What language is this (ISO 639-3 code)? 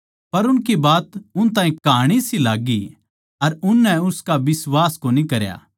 bgc